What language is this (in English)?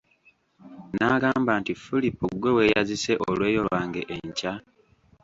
Ganda